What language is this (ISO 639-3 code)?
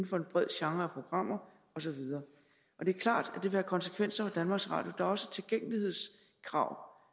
dan